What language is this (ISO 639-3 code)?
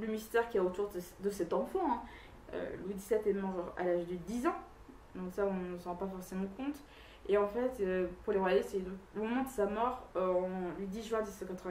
fra